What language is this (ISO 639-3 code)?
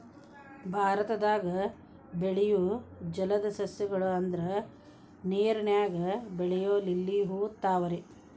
kan